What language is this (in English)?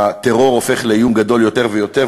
Hebrew